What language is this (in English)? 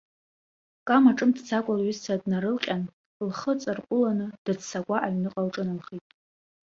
Abkhazian